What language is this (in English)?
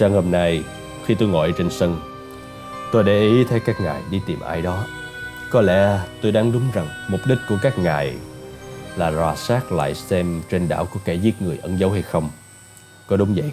Vietnamese